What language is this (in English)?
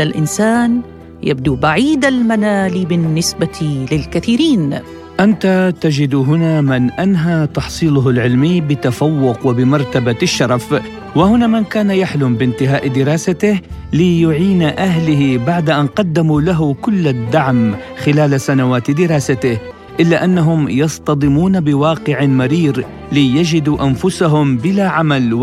Arabic